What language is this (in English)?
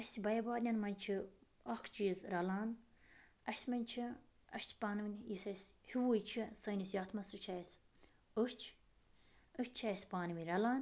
Kashmiri